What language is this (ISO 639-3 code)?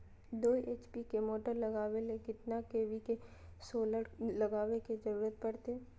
mag